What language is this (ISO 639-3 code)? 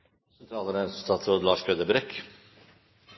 nor